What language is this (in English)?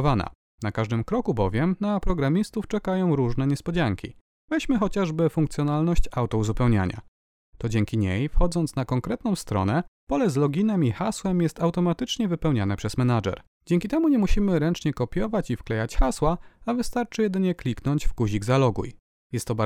Polish